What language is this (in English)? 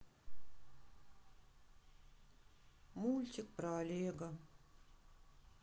Russian